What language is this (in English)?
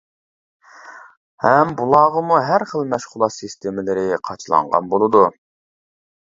Uyghur